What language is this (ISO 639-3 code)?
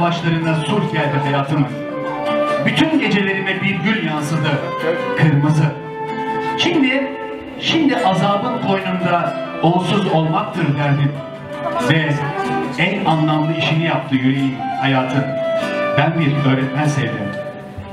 tur